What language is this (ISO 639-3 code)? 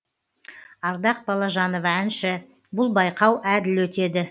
kaz